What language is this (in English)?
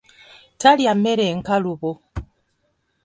Ganda